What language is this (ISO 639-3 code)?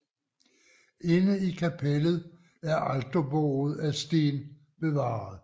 dan